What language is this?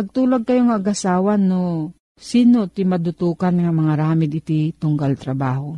Filipino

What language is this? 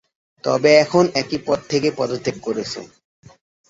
Bangla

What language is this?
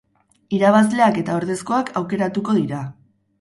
Basque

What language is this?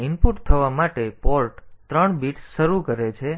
Gujarati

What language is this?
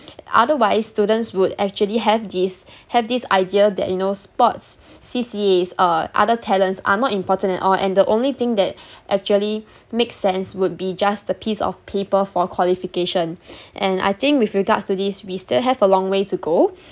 English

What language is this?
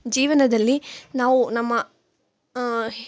Kannada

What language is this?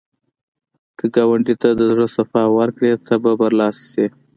Pashto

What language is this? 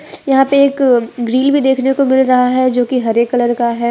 Hindi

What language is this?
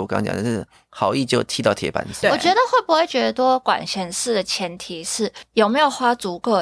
Chinese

